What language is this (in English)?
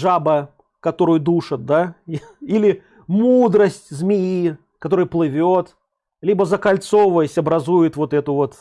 Russian